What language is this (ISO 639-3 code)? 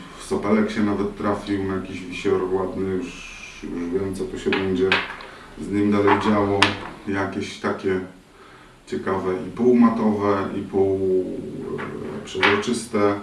pol